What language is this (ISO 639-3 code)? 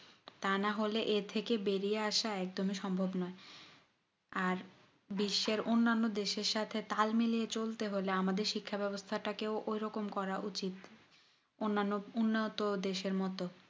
ben